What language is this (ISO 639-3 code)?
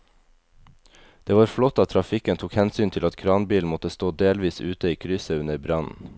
nor